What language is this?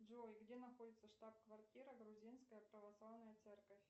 Russian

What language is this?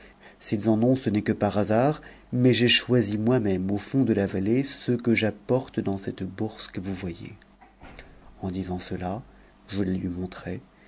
French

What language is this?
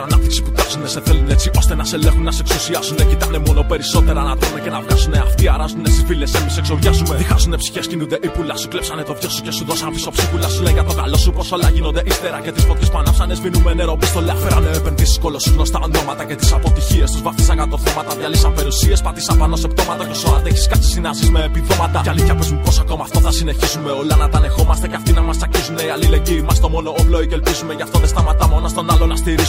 Greek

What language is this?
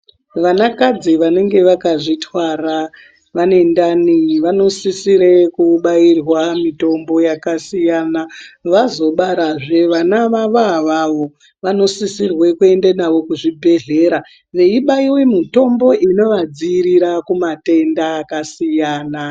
Ndau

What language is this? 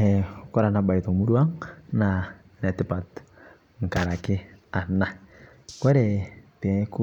Masai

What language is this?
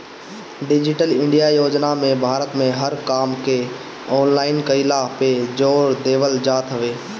Bhojpuri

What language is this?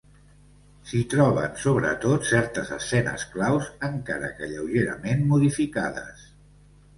Catalan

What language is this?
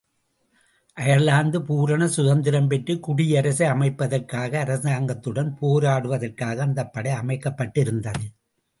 Tamil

